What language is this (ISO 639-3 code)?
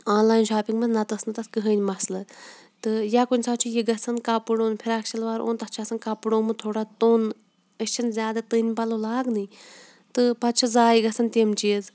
kas